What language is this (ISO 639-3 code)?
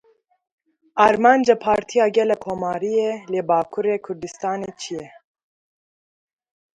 kur